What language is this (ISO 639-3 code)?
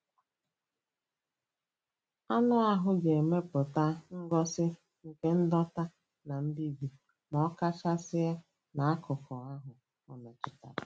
ibo